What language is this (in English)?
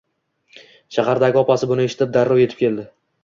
Uzbek